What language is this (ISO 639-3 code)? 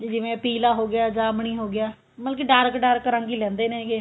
pan